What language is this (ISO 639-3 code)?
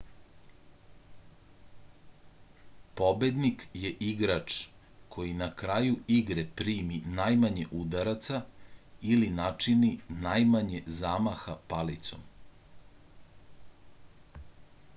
srp